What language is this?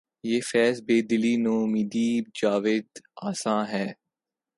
Urdu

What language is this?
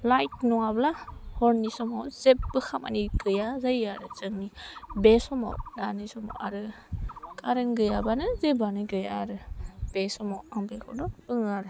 Bodo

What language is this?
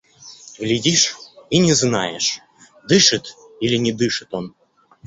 Russian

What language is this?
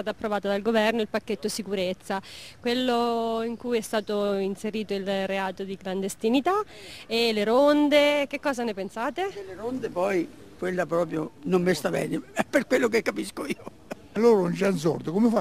Italian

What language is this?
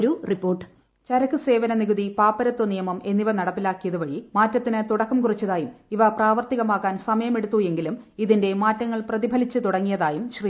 Malayalam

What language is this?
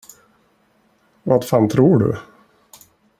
Swedish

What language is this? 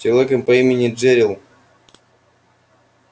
Russian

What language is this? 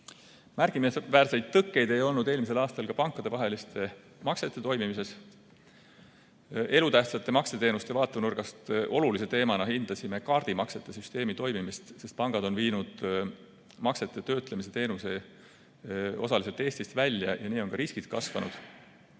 Estonian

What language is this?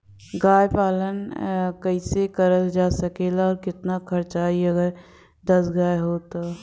Bhojpuri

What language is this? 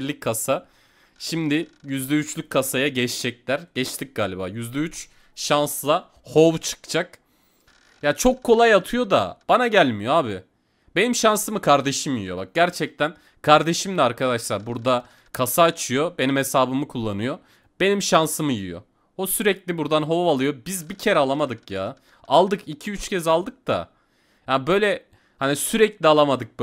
Turkish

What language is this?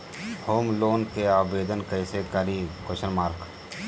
Magahi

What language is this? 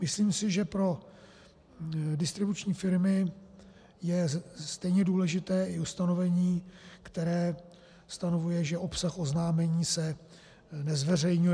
Czech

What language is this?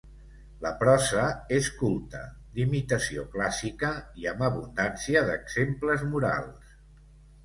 Catalan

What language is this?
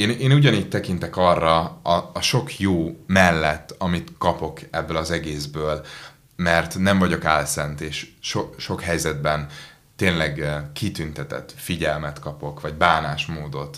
Hungarian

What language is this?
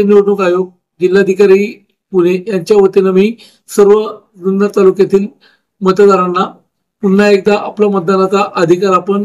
Kannada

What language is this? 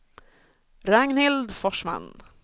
Swedish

